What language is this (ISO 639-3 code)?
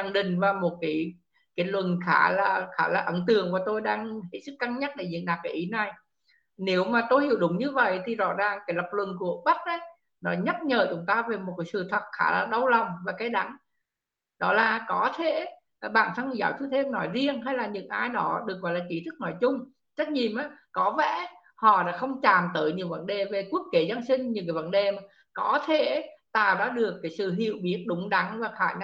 vie